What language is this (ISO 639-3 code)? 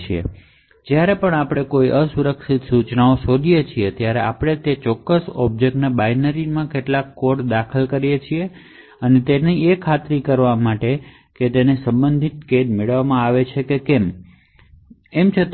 guj